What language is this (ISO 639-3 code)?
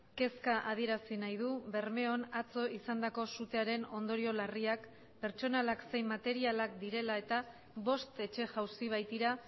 eus